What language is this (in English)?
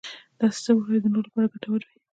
Pashto